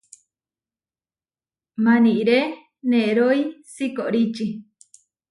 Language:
Huarijio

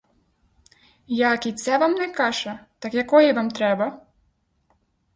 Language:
Ukrainian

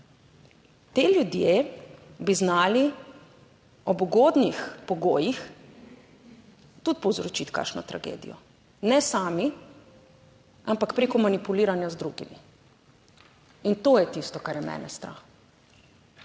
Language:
Slovenian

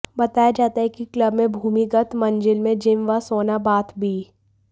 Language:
Hindi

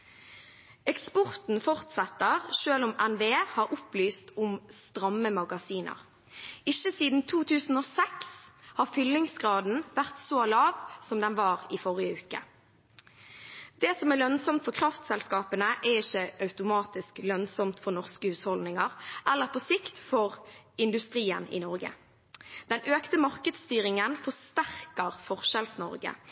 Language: Norwegian Bokmål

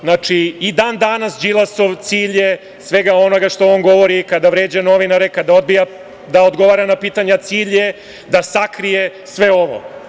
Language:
Serbian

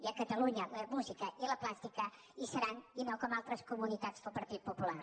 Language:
Catalan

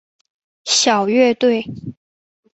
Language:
Chinese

